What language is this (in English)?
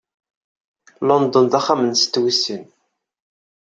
Kabyle